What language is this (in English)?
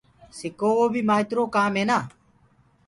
Gurgula